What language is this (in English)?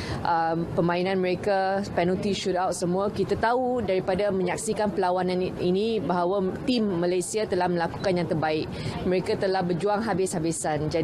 Malay